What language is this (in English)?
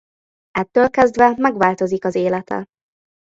Hungarian